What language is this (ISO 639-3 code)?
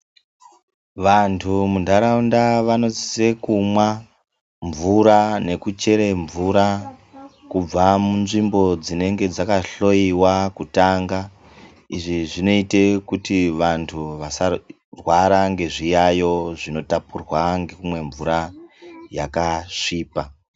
ndc